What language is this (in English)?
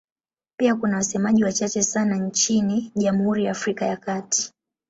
Swahili